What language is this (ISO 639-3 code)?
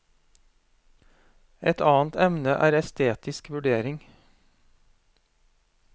nor